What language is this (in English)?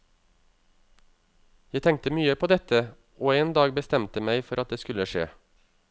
Norwegian